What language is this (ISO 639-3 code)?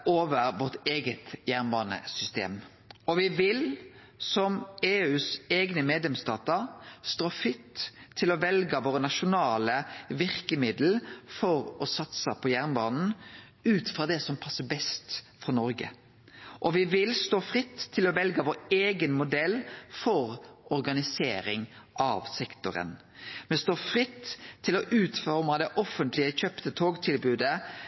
nno